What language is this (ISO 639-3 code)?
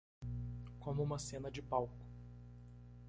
por